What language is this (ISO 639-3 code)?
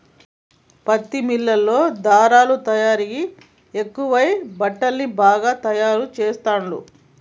tel